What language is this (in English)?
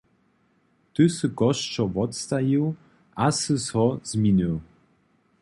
Upper Sorbian